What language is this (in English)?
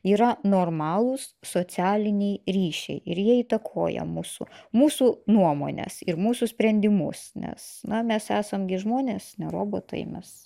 Lithuanian